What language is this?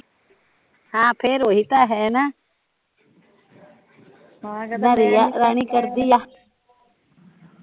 Punjabi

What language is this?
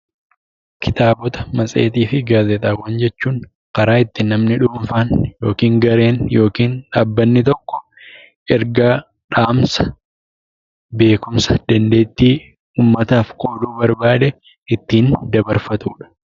Oromo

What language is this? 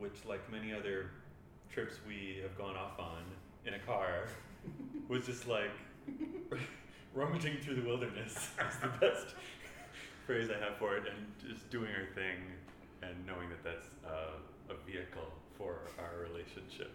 English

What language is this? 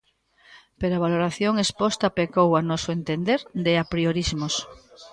Galician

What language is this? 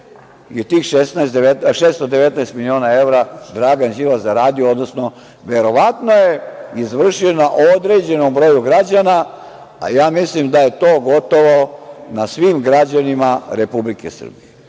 Serbian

